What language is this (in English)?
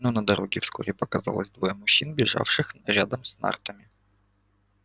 Russian